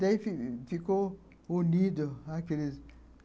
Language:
Portuguese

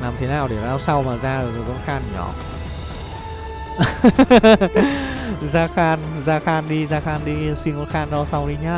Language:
Vietnamese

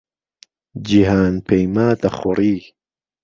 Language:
Central Kurdish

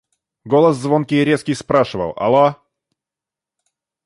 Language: Russian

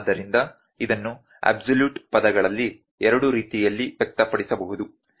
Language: Kannada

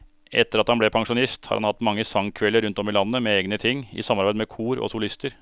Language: Norwegian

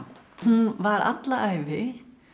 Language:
Icelandic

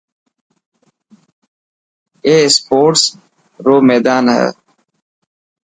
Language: Dhatki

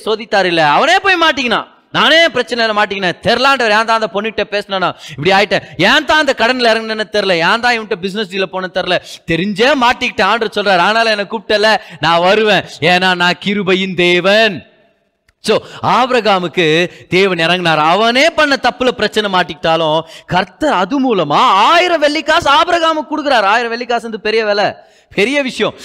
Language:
Tamil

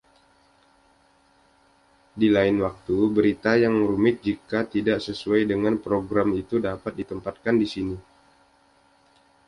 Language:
Indonesian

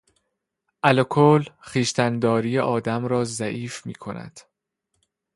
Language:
Persian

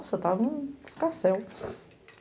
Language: Portuguese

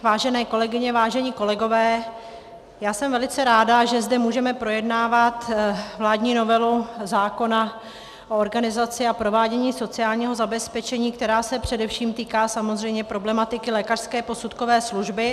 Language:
Czech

